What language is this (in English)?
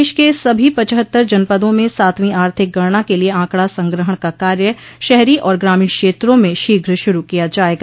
Hindi